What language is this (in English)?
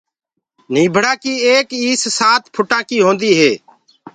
Gurgula